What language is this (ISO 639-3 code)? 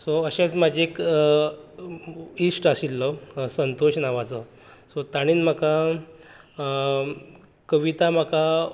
kok